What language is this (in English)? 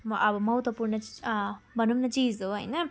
Nepali